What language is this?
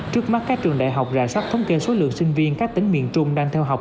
Vietnamese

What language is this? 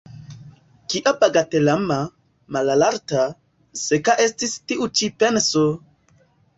Esperanto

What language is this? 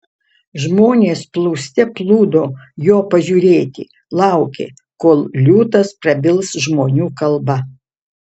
Lithuanian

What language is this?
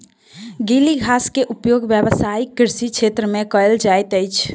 Maithili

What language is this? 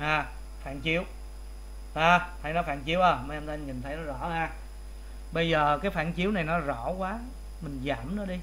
Vietnamese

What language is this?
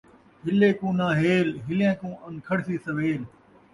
Saraiki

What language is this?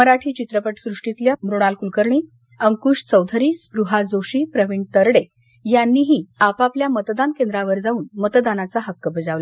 Marathi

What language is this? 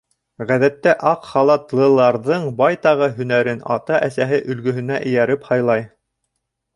Bashkir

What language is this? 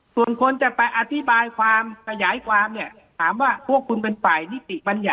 Thai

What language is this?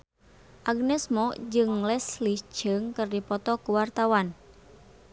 Sundanese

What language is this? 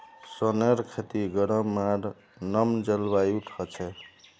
Magahi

